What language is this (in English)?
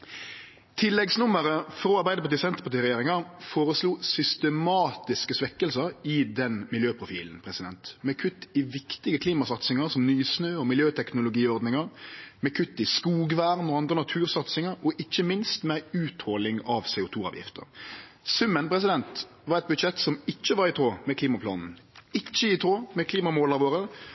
Norwegian Nynorsk